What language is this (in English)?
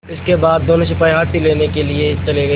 Hindi